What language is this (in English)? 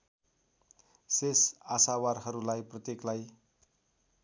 Nepali